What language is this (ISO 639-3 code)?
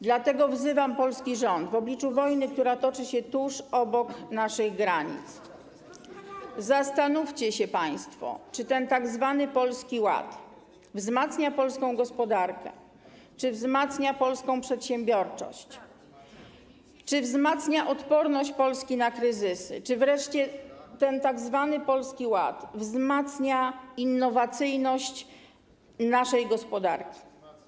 pol